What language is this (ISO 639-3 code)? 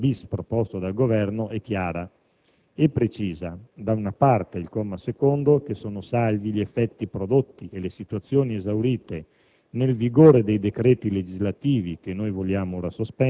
ita